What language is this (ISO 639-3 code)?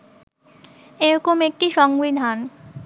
ben